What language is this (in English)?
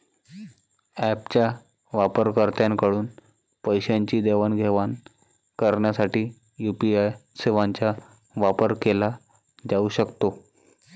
Marathi